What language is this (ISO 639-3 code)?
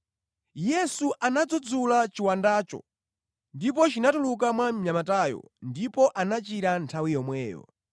nya